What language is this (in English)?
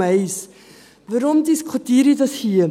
Swiss German